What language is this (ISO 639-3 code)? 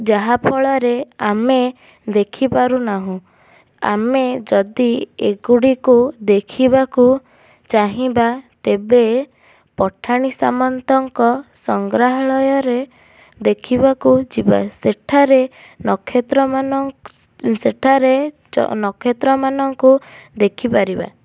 ori